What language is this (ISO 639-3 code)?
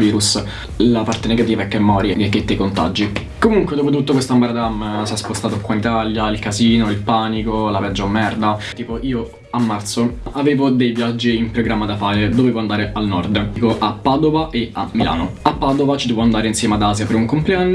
ita